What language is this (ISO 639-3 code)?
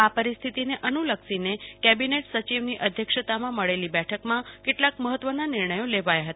guj